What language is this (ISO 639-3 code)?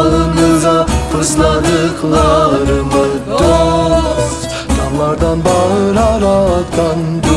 tur